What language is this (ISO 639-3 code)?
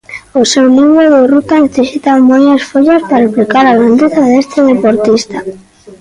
glg